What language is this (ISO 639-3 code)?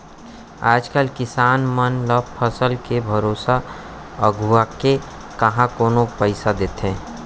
hne